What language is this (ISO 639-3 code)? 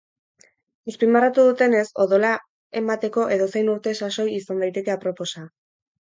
eus